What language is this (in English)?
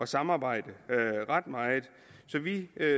Danish